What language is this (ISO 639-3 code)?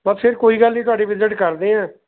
pan